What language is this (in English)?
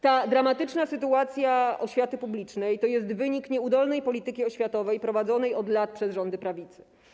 Polish